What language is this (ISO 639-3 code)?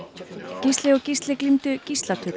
isl